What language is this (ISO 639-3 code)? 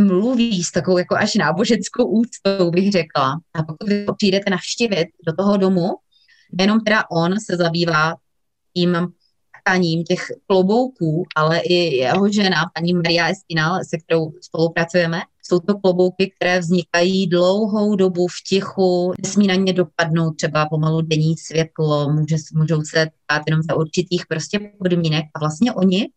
ces